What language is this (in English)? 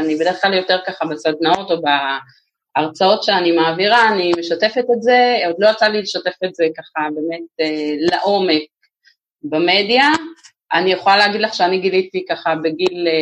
Hebrew